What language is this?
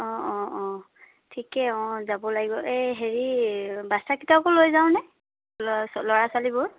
Assamese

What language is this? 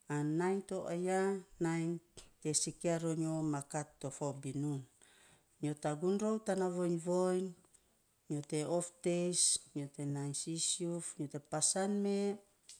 Saposa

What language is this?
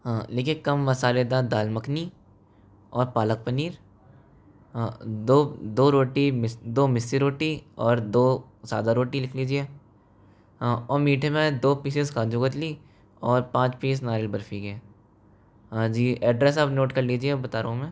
Hindi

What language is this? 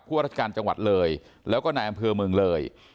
Thai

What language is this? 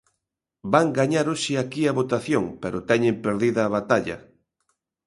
Galician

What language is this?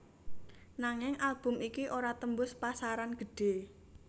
Javanese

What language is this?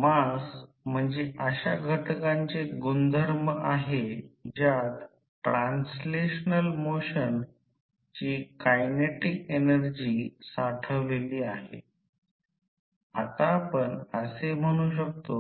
Marathi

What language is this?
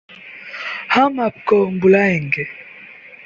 Hindi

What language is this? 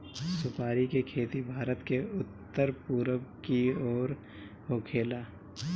Bhojpuri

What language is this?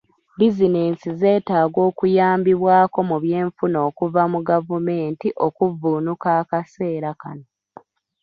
Ganda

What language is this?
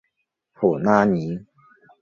Chinese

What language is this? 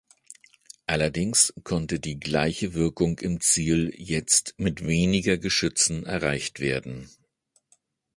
German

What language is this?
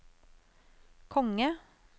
Norwegian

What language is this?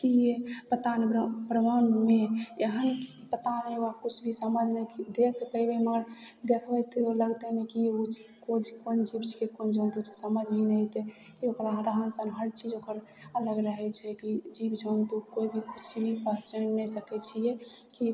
Maithili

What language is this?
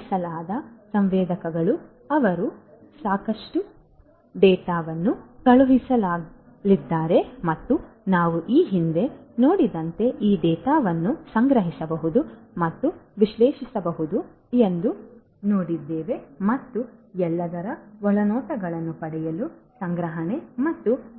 Kannada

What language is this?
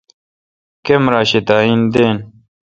Kalkoti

